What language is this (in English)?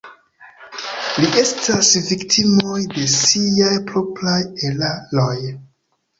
Esperanto